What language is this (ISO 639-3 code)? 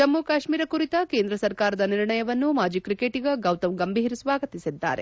kan